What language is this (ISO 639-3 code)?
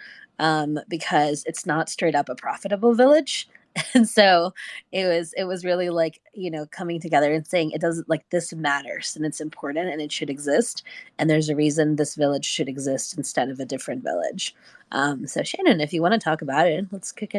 eng